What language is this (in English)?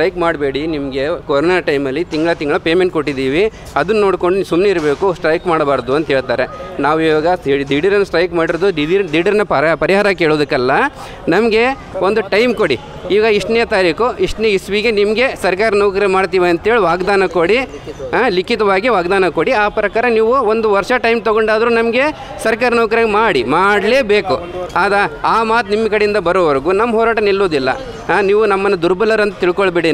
Hindi